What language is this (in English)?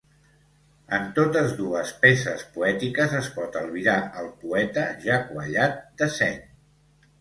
Catalan